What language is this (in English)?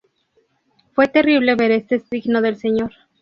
Spanish